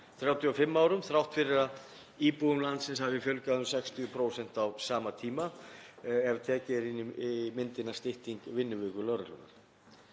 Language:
Icelandic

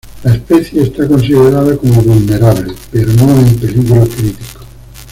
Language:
Spanish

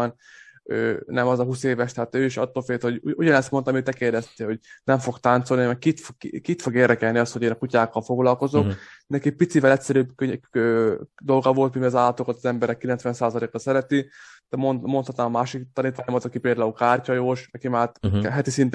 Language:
Hungarian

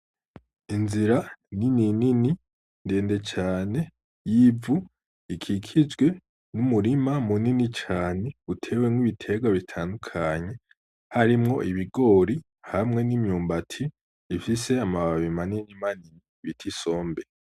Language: Rundi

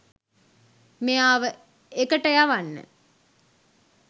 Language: Sinhala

